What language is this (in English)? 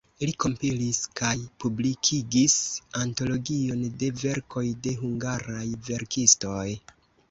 Esperanto